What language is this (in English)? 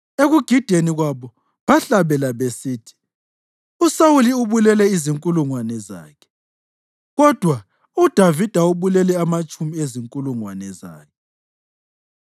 North Ndebele